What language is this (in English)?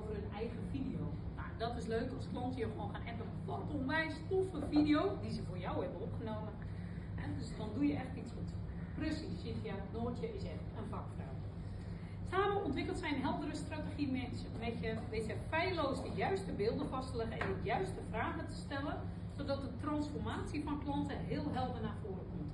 Dutch